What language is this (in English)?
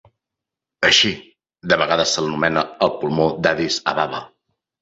Catalan